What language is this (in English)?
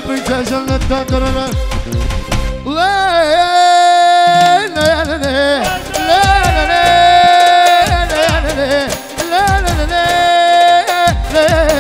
Arabic